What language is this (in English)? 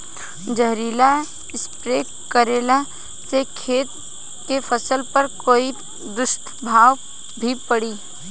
Bhojpuri